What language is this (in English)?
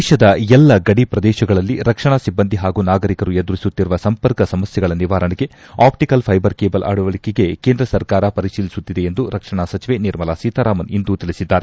Kannada